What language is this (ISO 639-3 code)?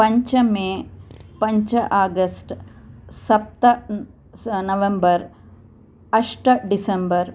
san